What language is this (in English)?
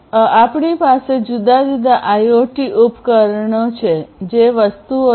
Gujarati